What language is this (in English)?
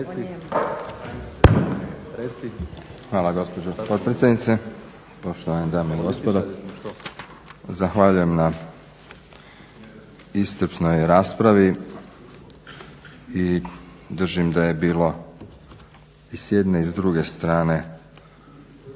Croatian